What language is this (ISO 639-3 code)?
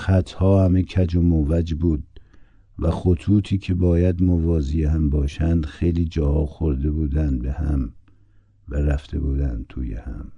fas